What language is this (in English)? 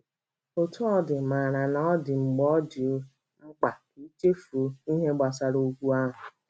Igbo